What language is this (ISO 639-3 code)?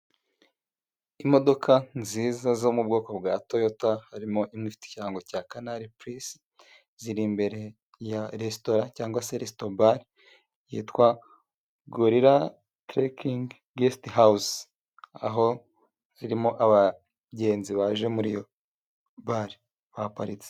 kin